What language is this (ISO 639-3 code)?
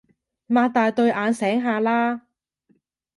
yue